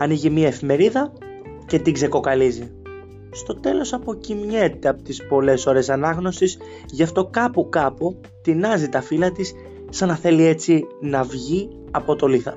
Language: Greek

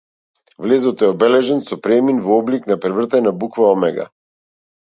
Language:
Macedonian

